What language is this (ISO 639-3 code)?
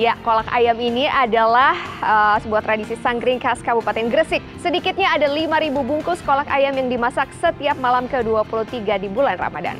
ind